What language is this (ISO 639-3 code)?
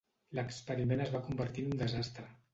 cat